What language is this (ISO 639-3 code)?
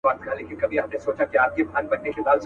pus